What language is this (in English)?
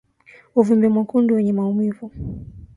Swahili